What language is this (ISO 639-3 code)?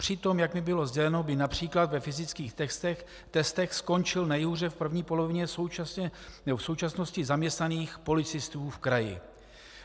ces